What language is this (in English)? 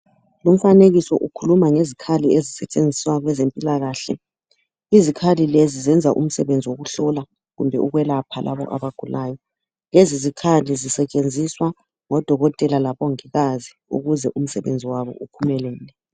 North Ndebele